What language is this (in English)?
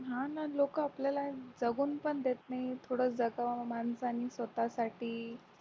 Marathi